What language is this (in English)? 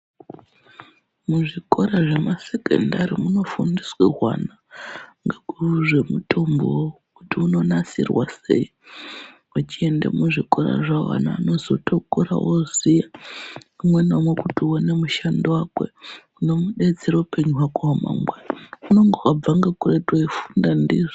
Ndau